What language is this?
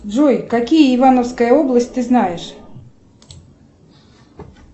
Russian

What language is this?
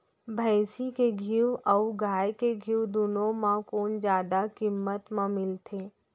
Chhattisgarhi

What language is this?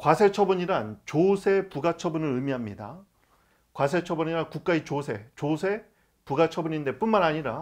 Korean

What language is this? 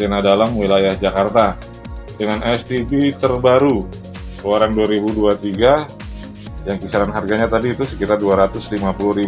Indonesian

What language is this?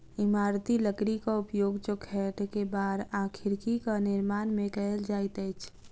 Maithili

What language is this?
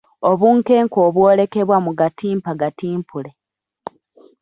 Ganda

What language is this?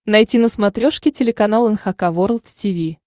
Russian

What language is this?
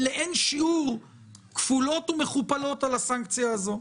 Hebrew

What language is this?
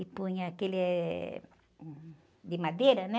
Portuguese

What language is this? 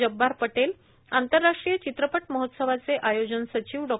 Marathi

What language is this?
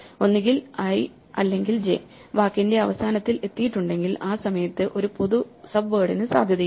Malayalam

